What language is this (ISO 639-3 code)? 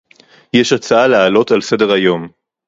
heb